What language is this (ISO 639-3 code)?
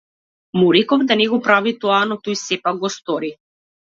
mkd